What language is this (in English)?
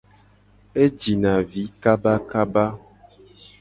Gen